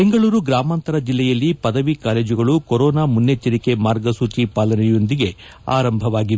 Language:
Kannada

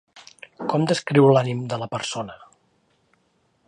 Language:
Catalan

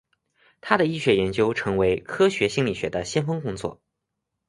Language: Chinese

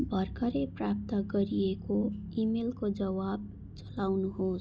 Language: Nepali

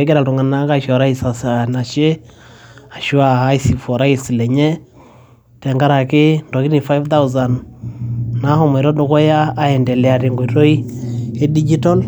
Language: Masai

